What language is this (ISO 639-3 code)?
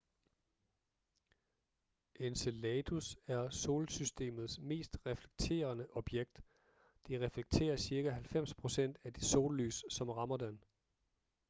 dan